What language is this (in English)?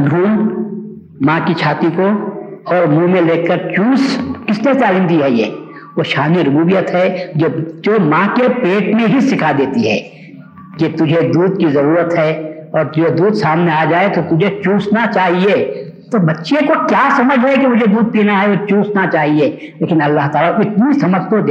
Urdu